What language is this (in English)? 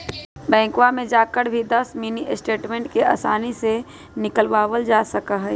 Magahi